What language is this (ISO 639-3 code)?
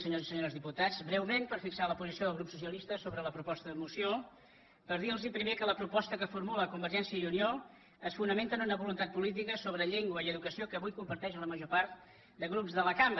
cat